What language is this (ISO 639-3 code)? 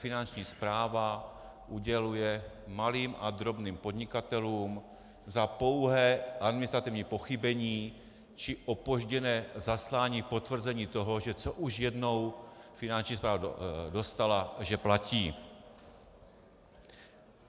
ces